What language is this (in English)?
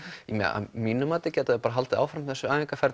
Icelandic